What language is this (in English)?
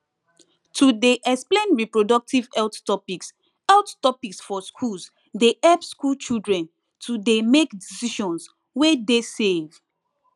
Nigerian Pidgin